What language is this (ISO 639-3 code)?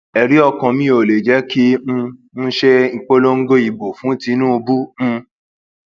yor